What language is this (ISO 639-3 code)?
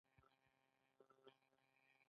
pus